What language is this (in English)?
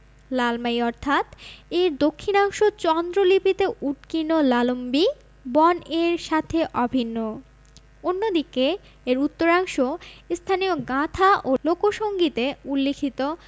Bangla